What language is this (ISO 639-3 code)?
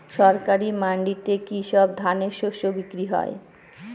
ben